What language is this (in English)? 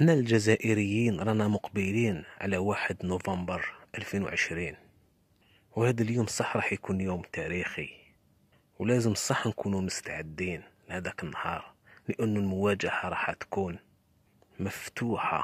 Arabic